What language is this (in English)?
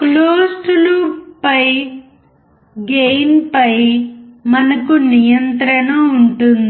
Telugu